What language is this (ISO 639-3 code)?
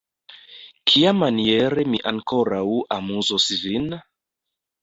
epo